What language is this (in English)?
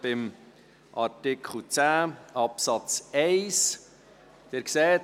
Swiss German